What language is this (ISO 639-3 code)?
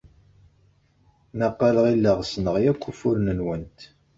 kab